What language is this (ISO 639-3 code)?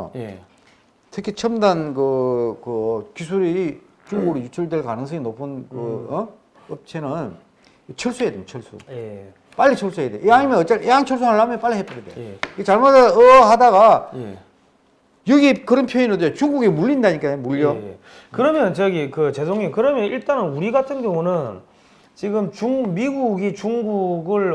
kor